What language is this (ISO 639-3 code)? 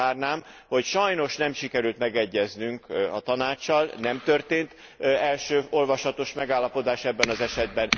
hun